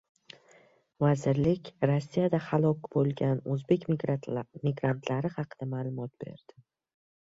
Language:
Uzbek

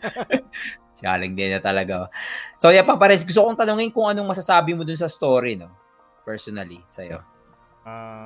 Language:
Filipino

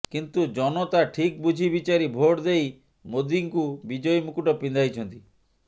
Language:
Odia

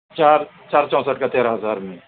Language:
Urdu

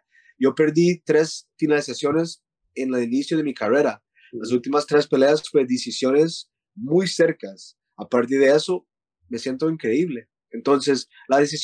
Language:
Spanish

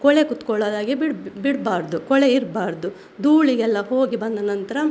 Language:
Kannada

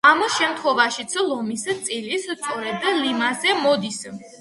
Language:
Georgian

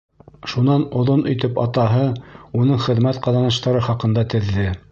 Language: Bashkir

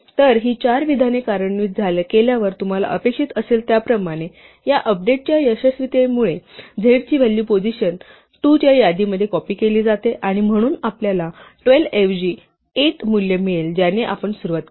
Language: Marathi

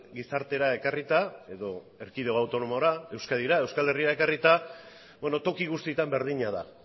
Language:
Basque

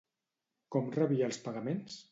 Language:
Catalan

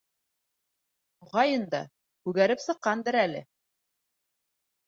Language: Bashkir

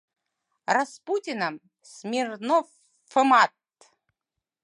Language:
Mari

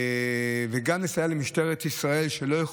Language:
Hebrew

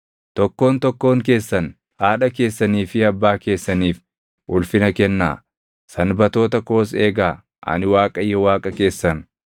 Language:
Oromo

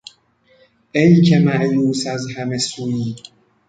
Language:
Persian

